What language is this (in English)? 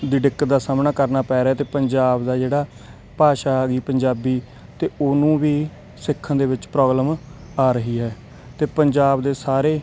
Punjabi